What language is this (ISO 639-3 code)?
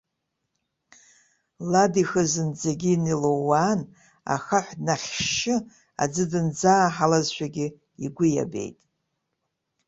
abk